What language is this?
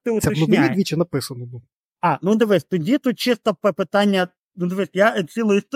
Ukrainian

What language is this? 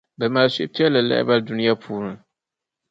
Dagbani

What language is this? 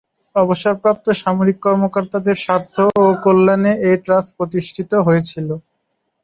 Bangla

